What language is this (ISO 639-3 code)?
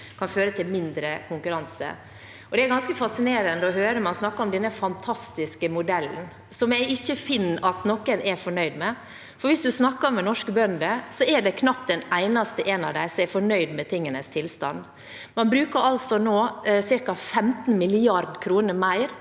nor